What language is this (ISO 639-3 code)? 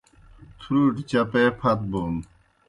plk